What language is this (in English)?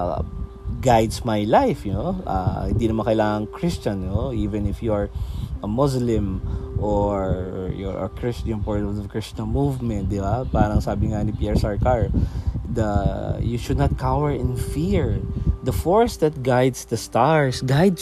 Filipino